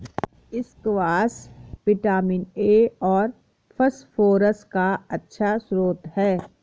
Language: Hindi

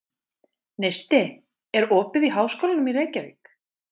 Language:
Icelandic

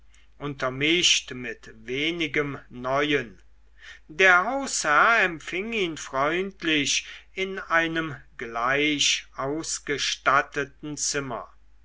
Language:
German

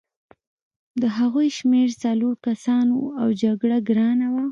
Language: Pashto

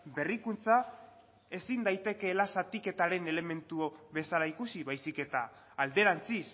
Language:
Basque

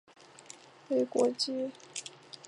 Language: Chinese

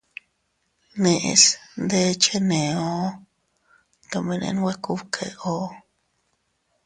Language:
Teutila Cuicatec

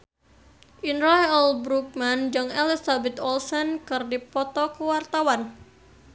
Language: Sundanese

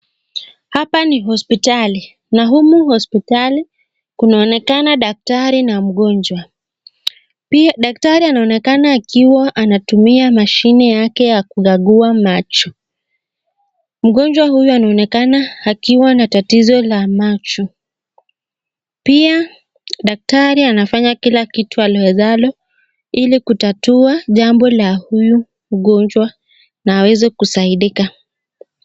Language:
Swahili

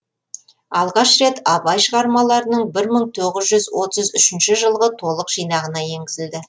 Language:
Kazakh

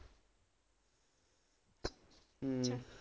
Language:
Punjabi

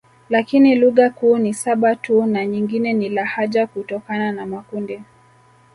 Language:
Swahili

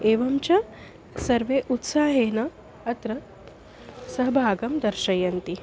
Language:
Sanskrit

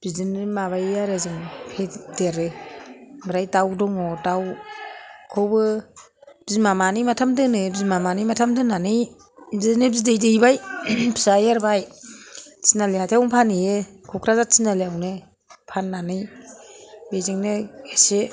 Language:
Bodo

